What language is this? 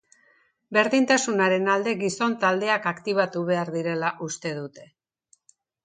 Basque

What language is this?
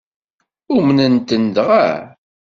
Kabyle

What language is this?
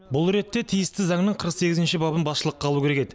Kazakh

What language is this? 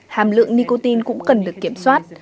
Vietnamese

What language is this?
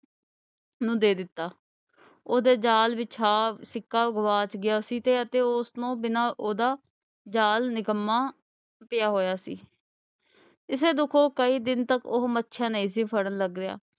Punjabi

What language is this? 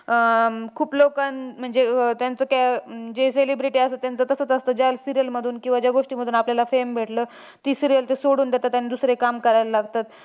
Marathi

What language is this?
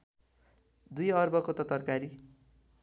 Nepali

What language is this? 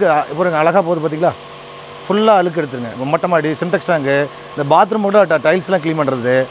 Indonesian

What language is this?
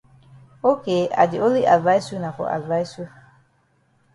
Cameroon Pidgin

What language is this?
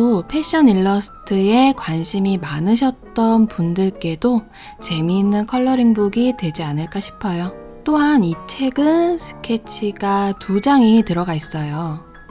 Korean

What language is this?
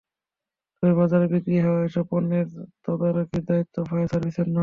Bangla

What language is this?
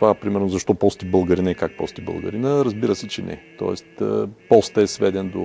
Bulgarian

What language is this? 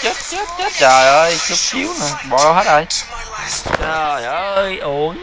Vietnamese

